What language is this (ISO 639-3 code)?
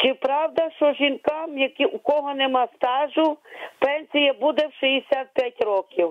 ukr